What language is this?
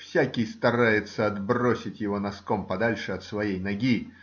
Russian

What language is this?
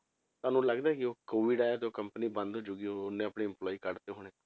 Punjabi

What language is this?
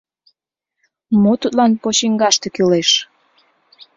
Mari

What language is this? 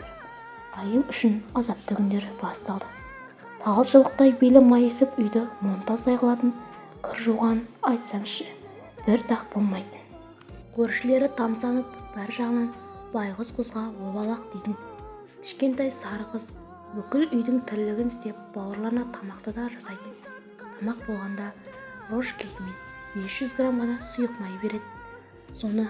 Turkish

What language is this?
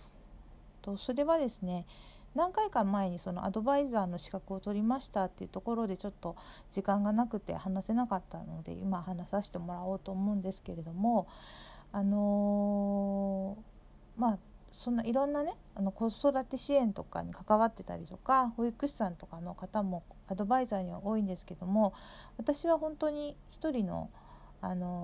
Japanese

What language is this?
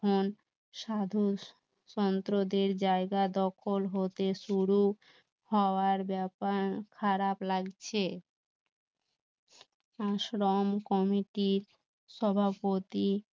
Bangla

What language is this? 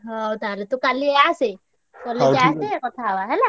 Odia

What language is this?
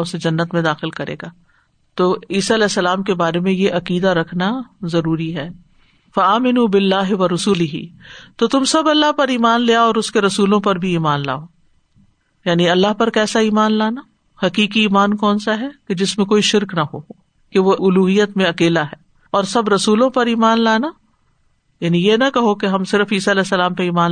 Urdu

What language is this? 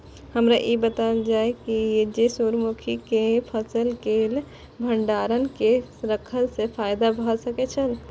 Maithili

